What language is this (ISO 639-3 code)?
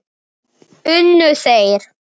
isl